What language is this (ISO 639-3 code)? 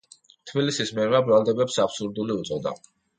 kat